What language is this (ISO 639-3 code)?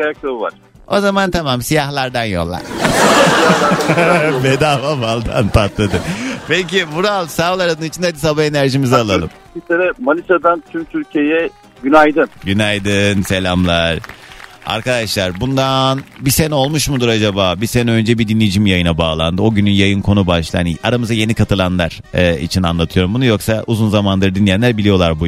tur